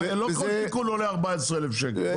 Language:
Hebrew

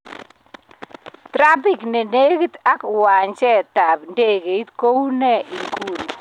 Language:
Kalenjin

